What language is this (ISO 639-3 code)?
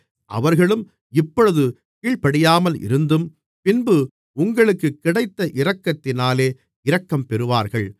tam